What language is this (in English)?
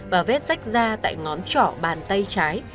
Vietnamese